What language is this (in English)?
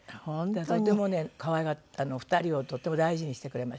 Japanese